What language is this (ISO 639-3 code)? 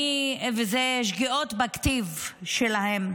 heb